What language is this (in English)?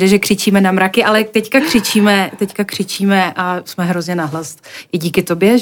Czech